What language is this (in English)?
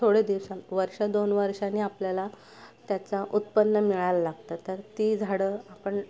Marathi